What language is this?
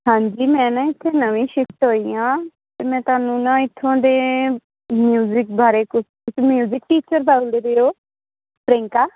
Punjabi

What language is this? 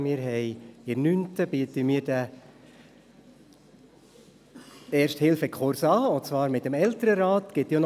Swiss German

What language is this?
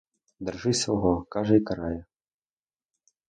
Ukrainian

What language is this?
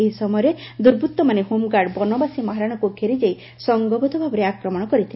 Odia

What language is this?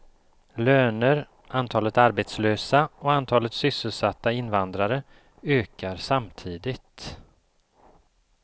Swedish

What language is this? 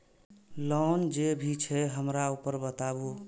Maithili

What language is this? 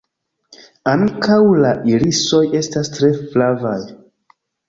Esperanto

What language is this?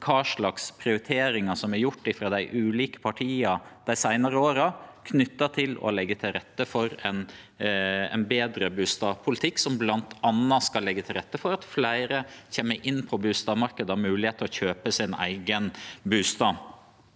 Norwegian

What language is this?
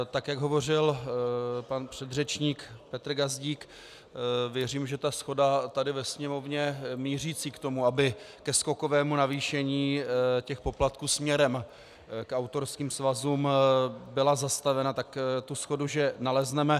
Czech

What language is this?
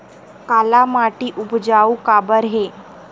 Chhattisgarhi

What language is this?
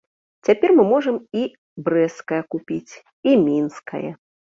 Belarusian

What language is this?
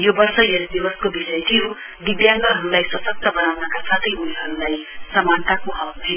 Nepali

